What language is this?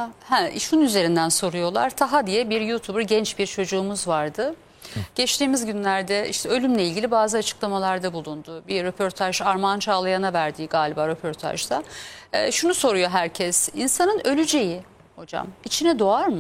Turkish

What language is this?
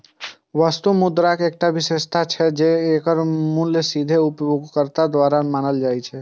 Maithili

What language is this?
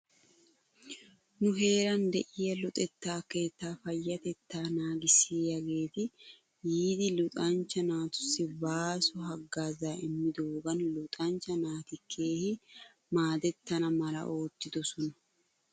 Wolaytta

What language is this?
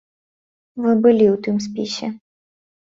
Belarusian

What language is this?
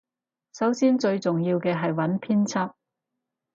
Cantonese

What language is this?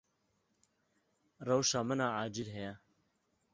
Kurdish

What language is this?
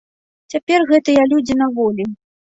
Belarusian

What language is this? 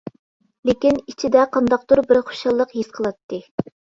Uyghur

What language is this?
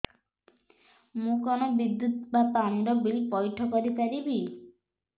Odia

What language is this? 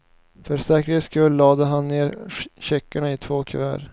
Swedish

